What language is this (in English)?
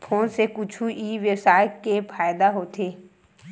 Chhattisgarhi